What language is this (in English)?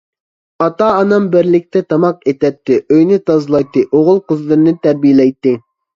Uyghur